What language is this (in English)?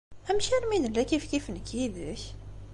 Kabyle